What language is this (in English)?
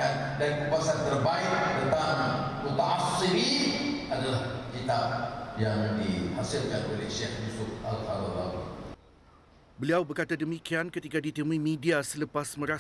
Malay